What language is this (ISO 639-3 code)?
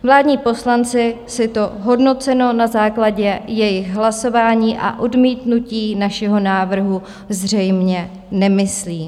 ces